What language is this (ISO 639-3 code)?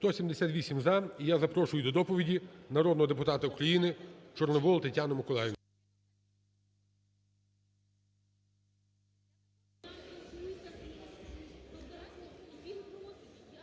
ukr